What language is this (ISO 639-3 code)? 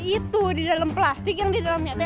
ind